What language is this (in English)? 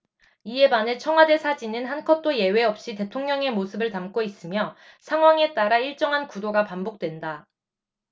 Korean